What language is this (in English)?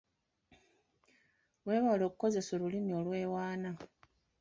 Ganda